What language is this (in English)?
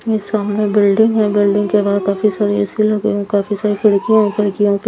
Hindi